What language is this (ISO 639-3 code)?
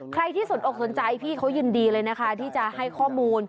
tha